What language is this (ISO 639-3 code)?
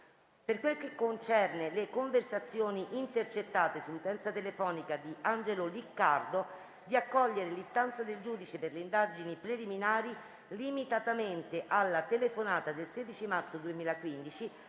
ita